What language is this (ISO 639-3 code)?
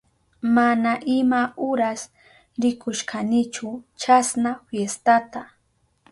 qup